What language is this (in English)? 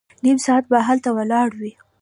Pashto